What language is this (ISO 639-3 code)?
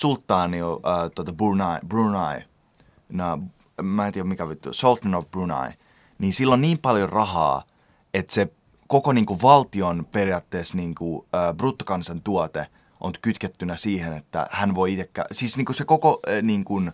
fin